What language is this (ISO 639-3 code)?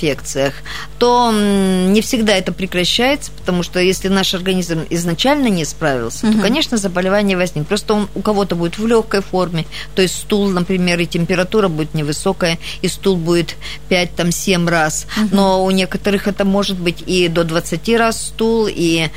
rus